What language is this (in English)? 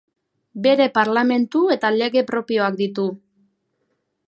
Basque